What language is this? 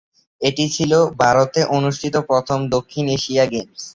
Bangla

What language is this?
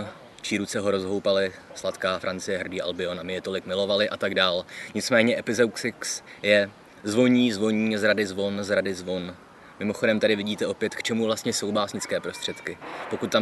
Czech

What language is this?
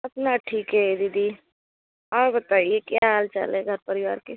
Hindi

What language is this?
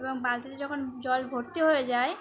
Bangla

